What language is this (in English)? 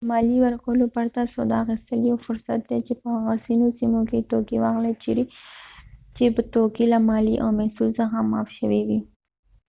Pashto